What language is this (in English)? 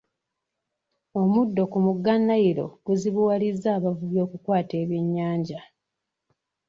Ganda